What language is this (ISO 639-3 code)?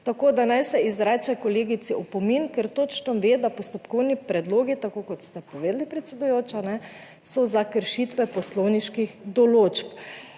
slv